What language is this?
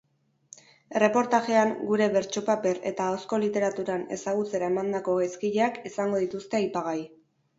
Basque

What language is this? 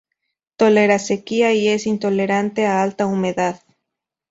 Spanish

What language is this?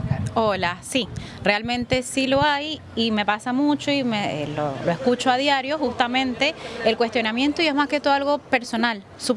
Spanish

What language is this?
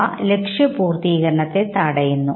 Malayalam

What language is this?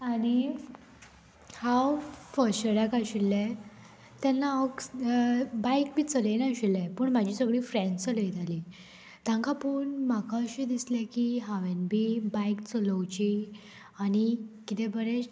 Konkani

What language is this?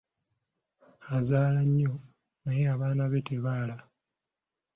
Ganda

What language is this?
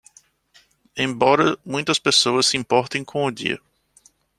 Portuguese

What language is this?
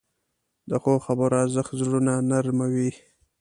Pashto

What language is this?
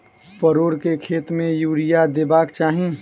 Maithili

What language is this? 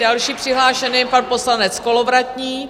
Czech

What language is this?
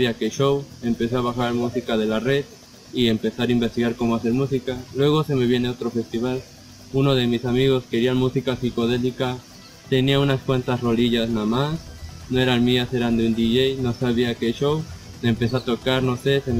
Spanish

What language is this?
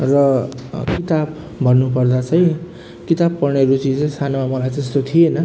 Nepali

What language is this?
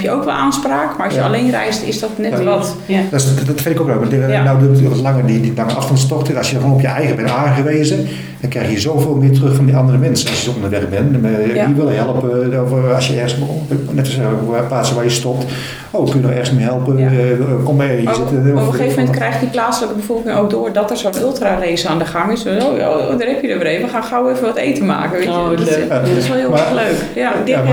Dutch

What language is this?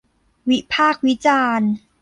Thai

